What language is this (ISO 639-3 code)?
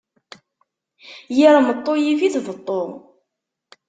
kab